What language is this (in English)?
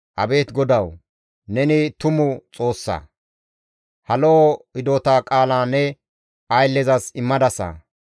Gamo